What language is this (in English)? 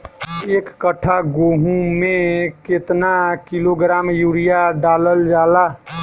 Bhojpuri